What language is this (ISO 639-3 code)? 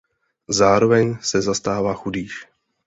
ces